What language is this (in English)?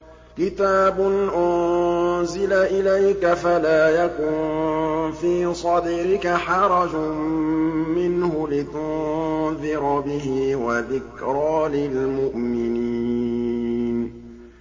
Arabic